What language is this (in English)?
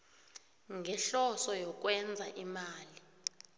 South Ndebele